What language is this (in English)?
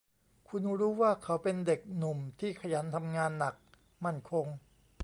Thai